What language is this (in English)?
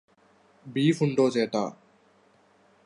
Malayalam